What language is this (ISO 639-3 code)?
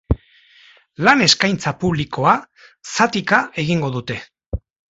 eus